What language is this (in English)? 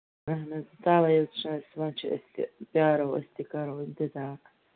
Kashmiri